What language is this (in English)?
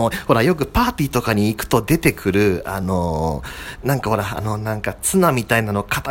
Japanese